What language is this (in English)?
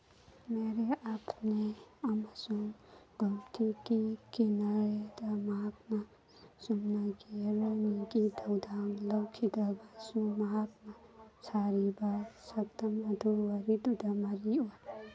Manipuri